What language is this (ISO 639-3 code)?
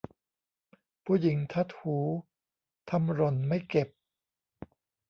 tha